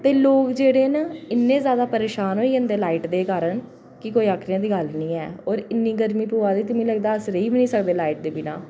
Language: Dogri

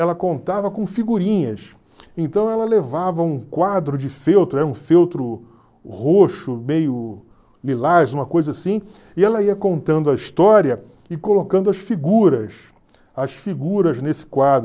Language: Portuguese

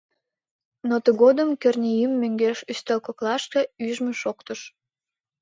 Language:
Mari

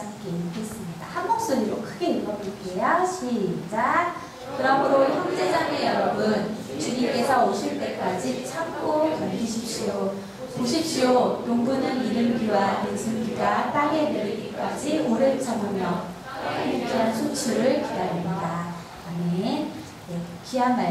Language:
Korean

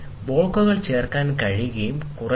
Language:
Malayalam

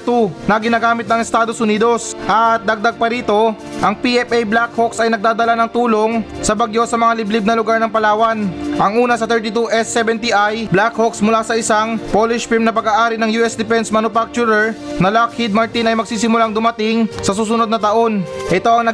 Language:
Filipino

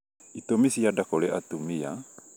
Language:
Kikuyu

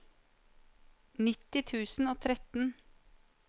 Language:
Norwegian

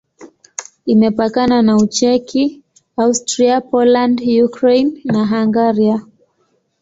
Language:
Swahili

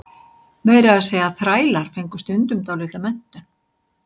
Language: Icelandic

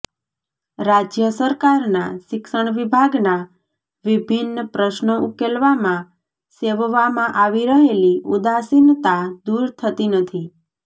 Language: Gujarati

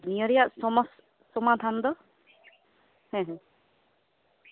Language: Santali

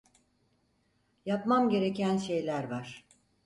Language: Turkish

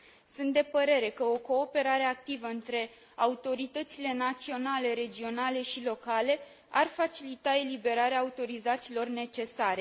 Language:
Romanian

